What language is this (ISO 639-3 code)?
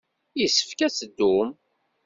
kab